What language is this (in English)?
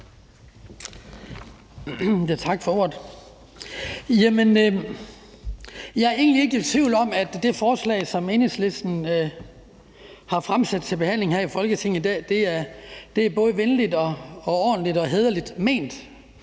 Danish